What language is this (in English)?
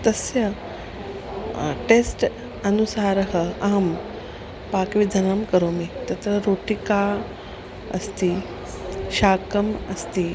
Sanskrit